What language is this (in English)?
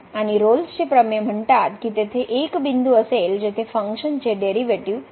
Marathi